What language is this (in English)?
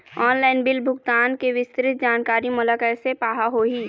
Chhattisgarhi